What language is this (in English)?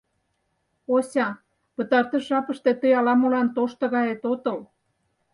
Mari